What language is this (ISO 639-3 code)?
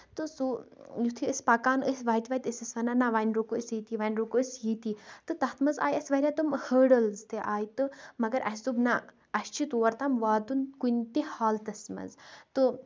kas